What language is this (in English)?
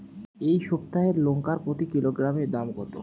Bangla